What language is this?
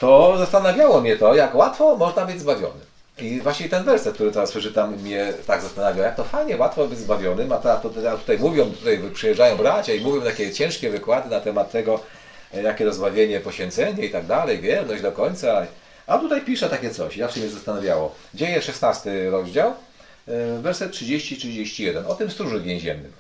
Polish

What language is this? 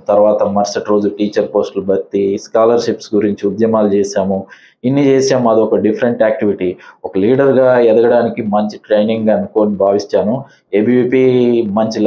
Telugu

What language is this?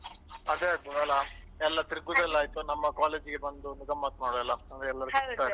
Kannada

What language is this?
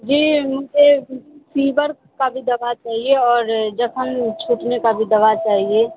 Urdu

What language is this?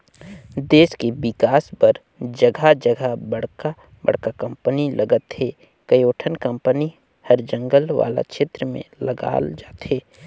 Chhattisgarhi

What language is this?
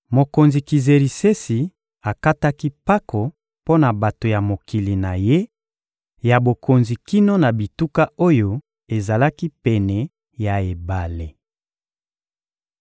Lingala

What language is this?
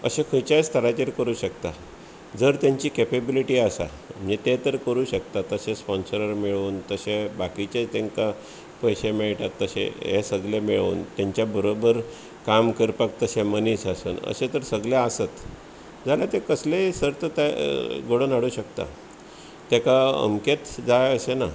Konkani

